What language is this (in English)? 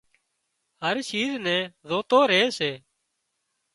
Wadiyara Koli